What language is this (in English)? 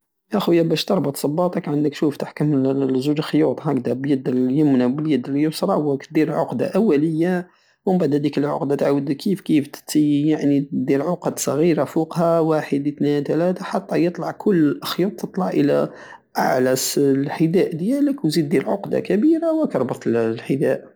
Algerian Saharan Arabic